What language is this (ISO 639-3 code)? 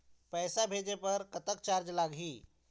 hne